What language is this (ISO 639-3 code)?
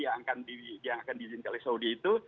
ind